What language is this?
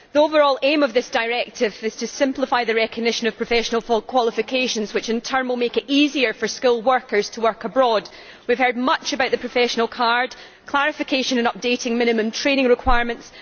English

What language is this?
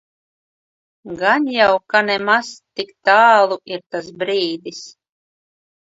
Latvian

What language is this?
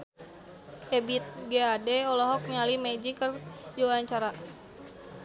Sundanese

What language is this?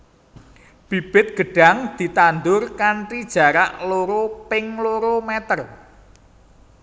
Javanese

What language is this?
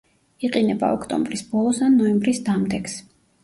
Georgian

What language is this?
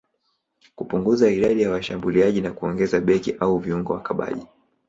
Swahili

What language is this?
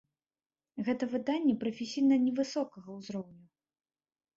Belarusian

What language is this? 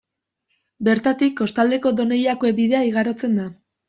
Basque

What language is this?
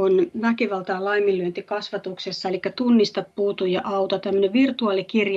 Finnish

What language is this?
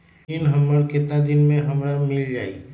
Magahi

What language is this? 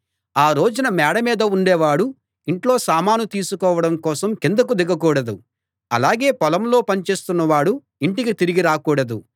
Telugu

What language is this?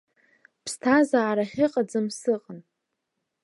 Abkhazian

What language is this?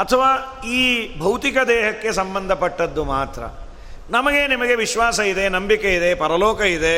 Kannada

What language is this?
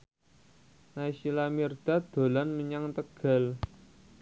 Javanese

